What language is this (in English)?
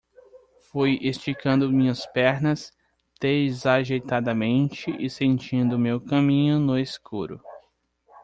Portuguese